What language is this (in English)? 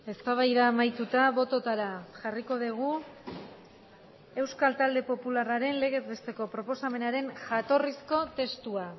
Basque